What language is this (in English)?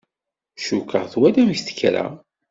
Kabyle